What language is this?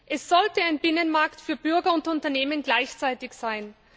German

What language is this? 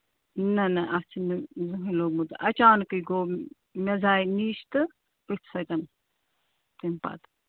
Kashmiri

